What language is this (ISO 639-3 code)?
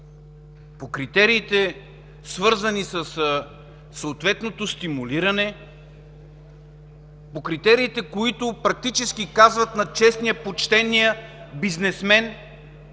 bul